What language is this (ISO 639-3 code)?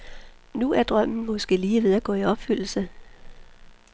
dan